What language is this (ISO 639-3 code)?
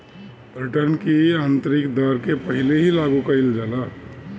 bho